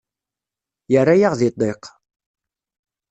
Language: Kabyle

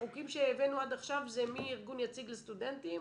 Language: Hebrew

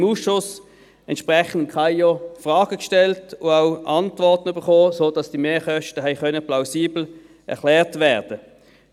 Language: Swiss German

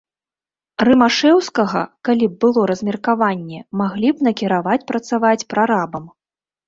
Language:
Belarusian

